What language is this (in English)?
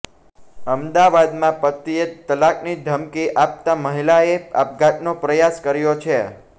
Gujarati